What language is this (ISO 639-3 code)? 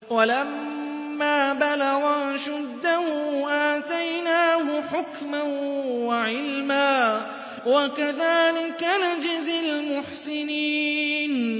ara